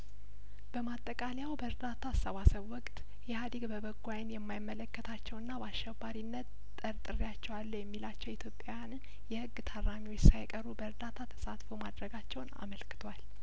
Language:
Amharic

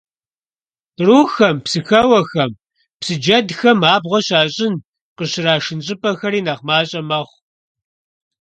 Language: Kabardian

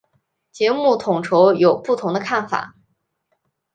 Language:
Chinese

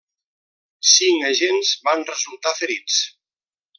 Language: Catalan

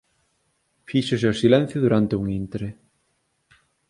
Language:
Galician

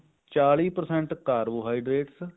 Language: Punjabi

